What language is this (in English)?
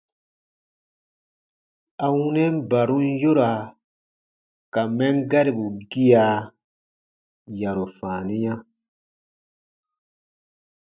Baatonum